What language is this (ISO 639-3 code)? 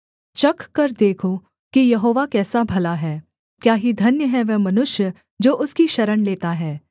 hin